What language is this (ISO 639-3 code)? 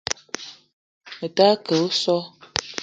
eto